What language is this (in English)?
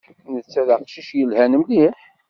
Kabyle